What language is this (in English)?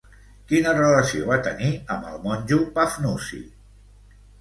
Catalan